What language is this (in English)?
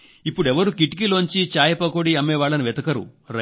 Telugu